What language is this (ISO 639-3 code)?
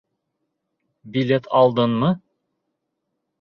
bak